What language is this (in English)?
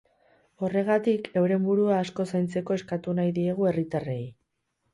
Basque